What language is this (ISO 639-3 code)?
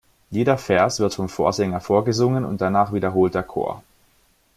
deu